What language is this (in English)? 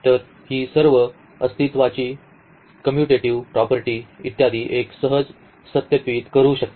Marathi